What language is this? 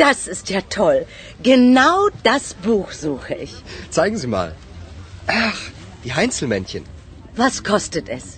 Urdu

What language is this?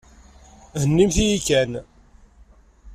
Kabyle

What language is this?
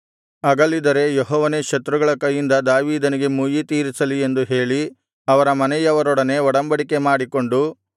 Kannada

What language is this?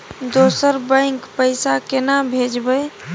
Maithili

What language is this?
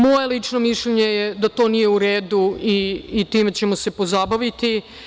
Serbian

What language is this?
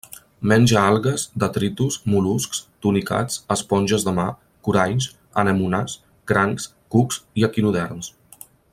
Catalan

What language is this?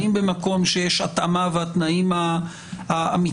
Hebrew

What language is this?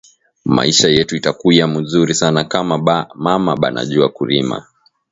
Swahili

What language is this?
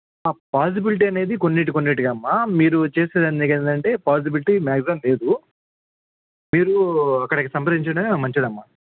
Telugu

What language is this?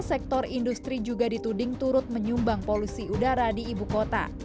Indonesian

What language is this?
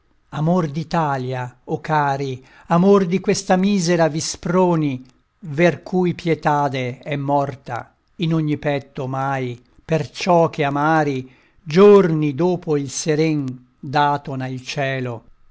Italian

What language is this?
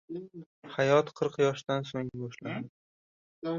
Uzbek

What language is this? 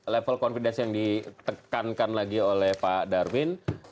Indonesian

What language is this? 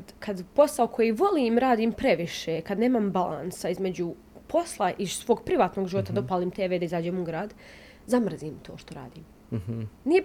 Croatian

